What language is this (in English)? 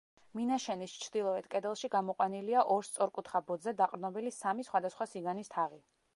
Georgian